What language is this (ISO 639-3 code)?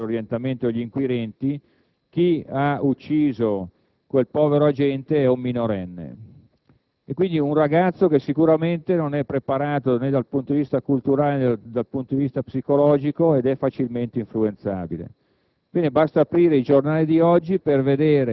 ita